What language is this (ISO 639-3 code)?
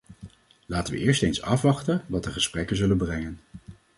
nld